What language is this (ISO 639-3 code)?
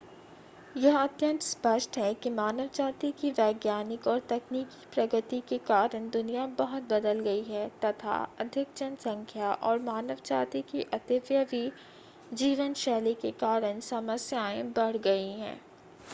hin